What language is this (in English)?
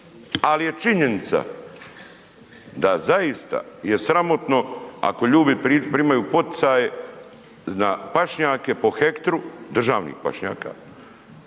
Croatian